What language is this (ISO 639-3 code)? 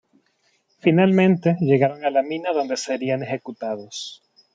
spa